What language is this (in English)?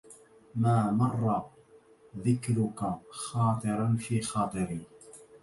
Arabic